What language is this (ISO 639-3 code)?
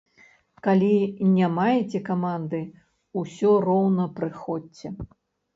bel